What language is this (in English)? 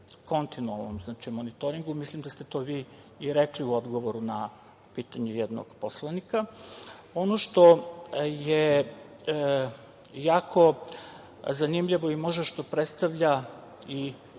Serbian